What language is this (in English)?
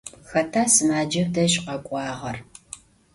Adyghe